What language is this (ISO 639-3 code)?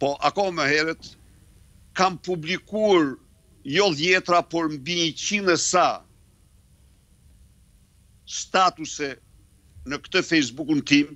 ron